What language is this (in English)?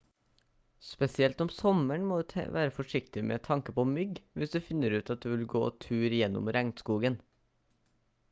Norwegian Bokmål